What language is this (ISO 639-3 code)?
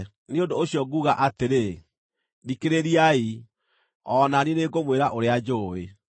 kik